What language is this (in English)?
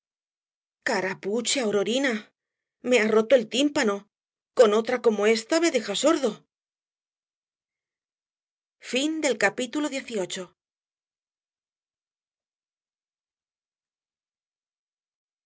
Spanish